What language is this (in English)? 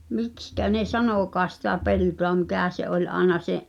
Finnish